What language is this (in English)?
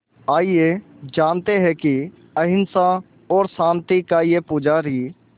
Hindi